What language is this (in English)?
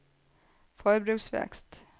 Norwegian